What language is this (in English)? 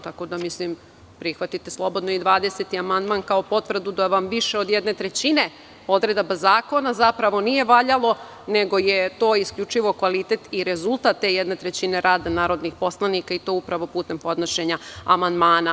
Serbian